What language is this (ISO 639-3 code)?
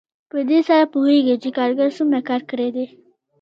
pus